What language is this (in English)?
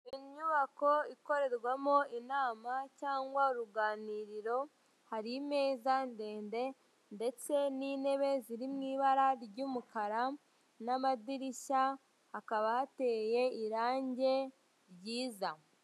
Kinyarwanda